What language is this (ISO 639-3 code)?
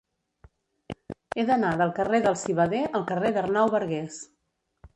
cat